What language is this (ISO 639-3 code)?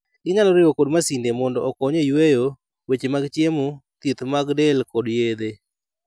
luo